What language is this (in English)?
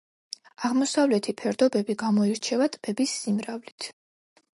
Georgian